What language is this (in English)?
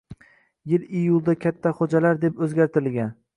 Uzbek